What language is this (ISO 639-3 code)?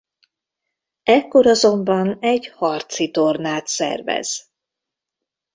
hun